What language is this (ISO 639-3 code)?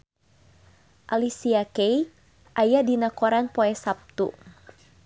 sun